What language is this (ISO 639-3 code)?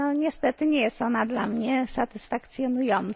pol